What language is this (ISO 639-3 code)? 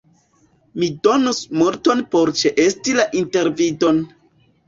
epo